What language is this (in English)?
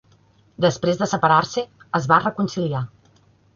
Catalan